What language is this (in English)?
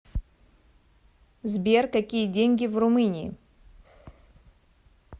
Russian